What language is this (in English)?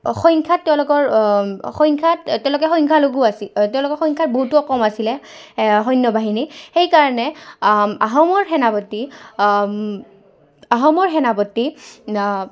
Assamese